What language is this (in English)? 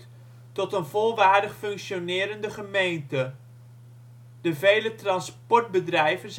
Dutch